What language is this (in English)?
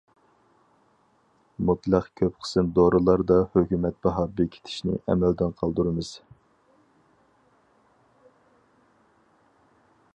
Uyghur